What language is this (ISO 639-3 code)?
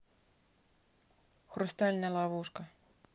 rus